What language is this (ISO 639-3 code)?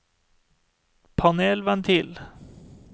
nor